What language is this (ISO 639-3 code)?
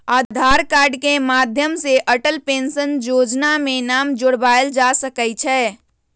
mag